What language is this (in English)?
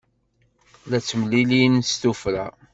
Kabyle